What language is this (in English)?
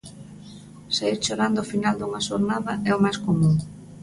Galician